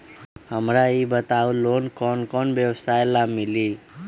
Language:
Magahi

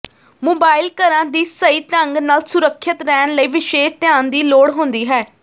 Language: Punjabi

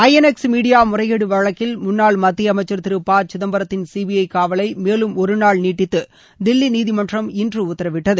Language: Tamil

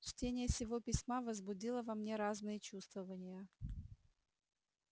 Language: Russian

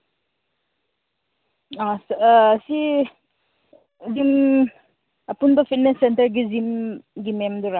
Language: Manipuri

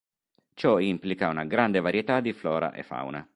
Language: Italian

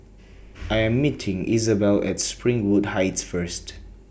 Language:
English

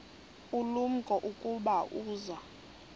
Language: Xhosa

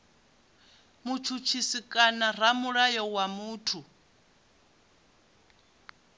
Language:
Venda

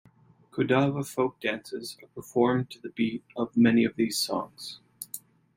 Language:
English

